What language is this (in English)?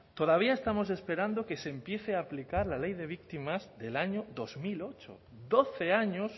Spanish